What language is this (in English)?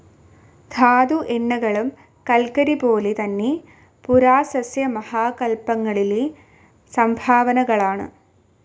Malayalam